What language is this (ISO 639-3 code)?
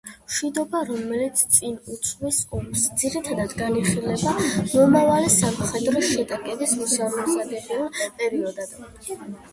kat